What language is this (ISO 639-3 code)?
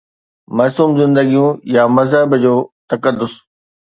snd